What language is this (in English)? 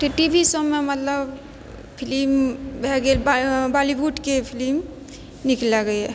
Maithili